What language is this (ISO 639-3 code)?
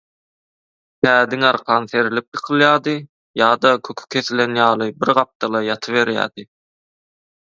tuk